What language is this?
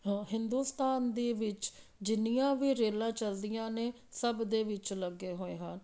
Punjabi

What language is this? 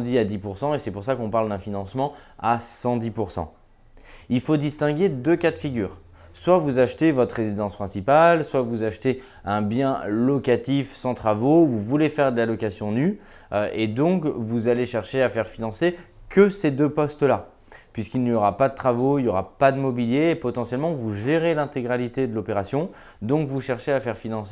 French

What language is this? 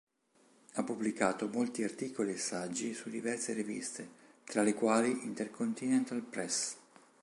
Italian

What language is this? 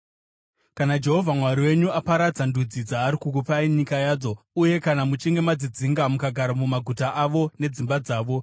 Shona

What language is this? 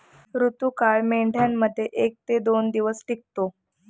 Marathi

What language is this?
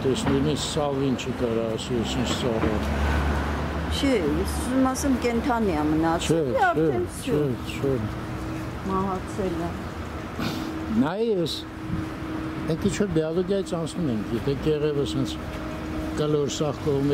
Turkish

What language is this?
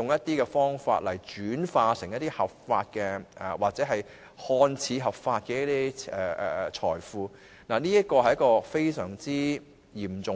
Cantonese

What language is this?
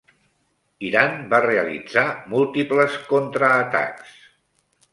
Catalan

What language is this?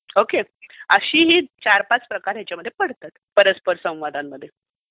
Marathi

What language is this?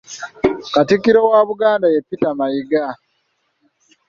Ganda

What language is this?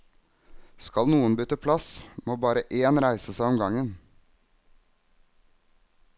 Norwegian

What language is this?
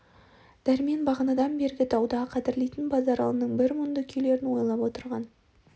Kazakh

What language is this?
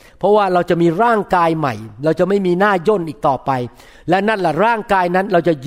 Thai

